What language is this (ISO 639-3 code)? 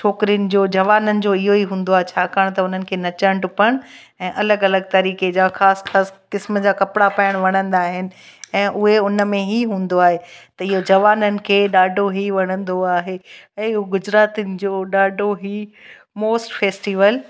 snd